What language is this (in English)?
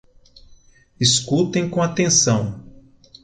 Portuguese